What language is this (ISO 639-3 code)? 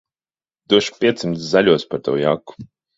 lav